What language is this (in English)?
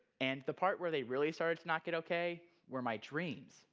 English